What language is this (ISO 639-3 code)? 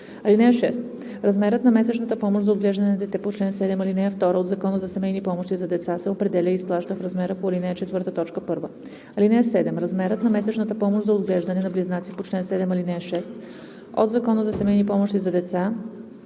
bul